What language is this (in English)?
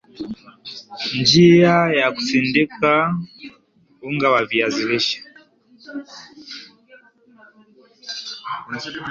Swahili